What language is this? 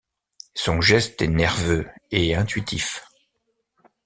French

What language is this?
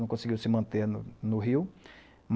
Portuguese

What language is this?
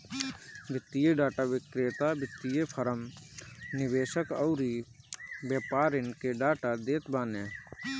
Bhojpuri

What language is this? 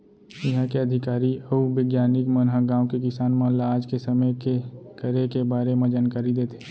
Chhattisgarhi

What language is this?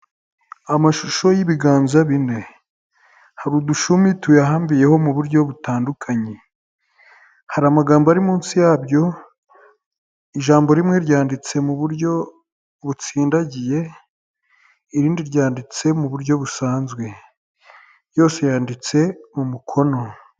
Kinyarwanda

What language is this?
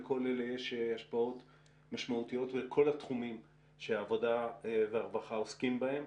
Hebrew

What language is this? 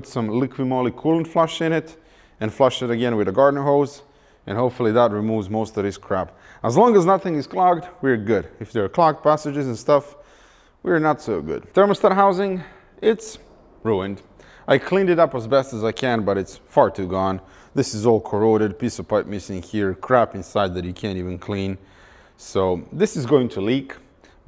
English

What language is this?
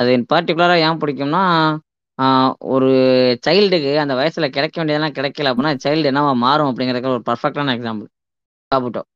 Tamil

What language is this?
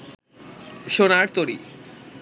Bangla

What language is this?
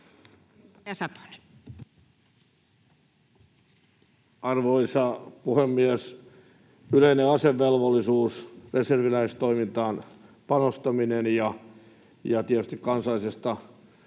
Finnish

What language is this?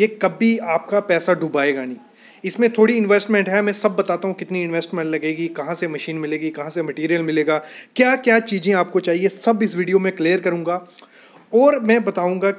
Hindi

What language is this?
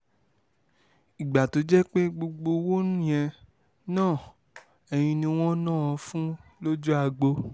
Yoruba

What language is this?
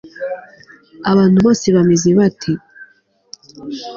Kinyarwanda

